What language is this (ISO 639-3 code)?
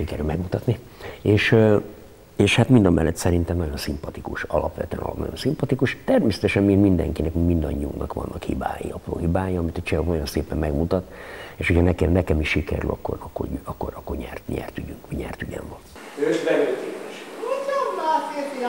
hun